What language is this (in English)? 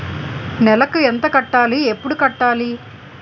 Telugu